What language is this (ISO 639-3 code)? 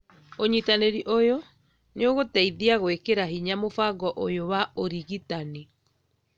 kik